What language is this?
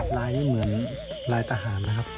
Thai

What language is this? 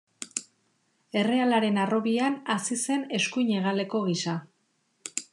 Basque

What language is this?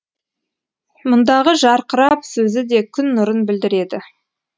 Kazakh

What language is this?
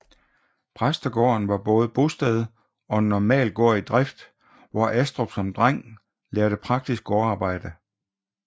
Danish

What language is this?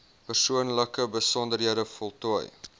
Afrikaans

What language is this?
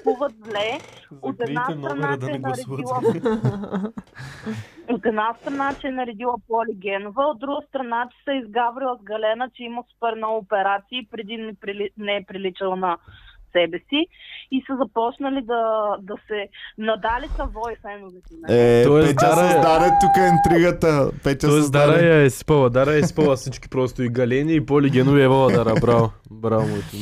Bulgarian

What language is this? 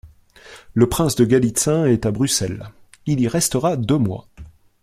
French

